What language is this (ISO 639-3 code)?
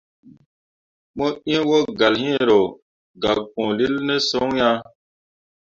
mua